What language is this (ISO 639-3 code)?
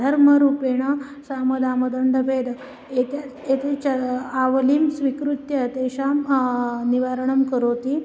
san